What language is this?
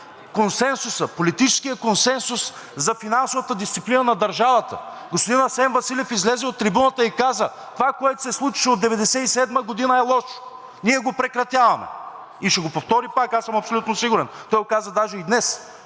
Bulgarian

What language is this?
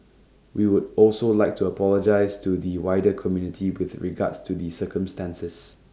English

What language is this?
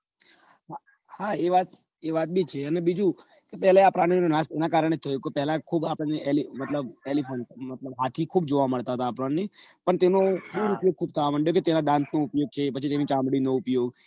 Gujarati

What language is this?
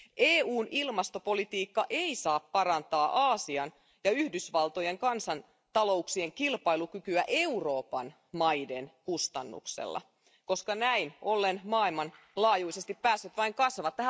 Finnish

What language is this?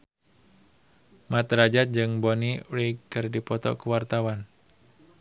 Sundanese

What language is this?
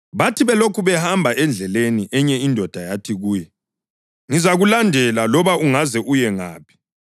North Ndebele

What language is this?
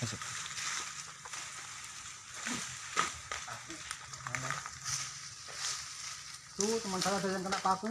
Indonesian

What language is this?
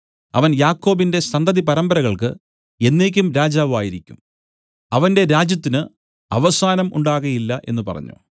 Malayalam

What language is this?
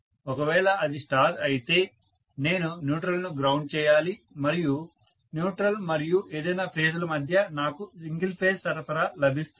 Telugu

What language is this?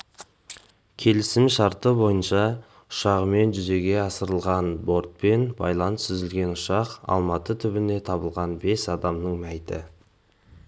Kazakh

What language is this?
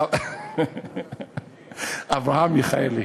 Hebrew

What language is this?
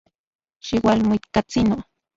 Central Puebla Nahuatl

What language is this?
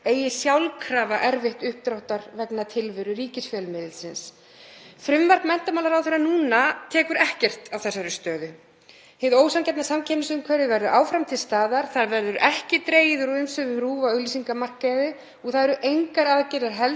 Icelandic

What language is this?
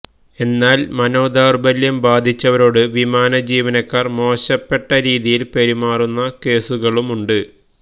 Malayalam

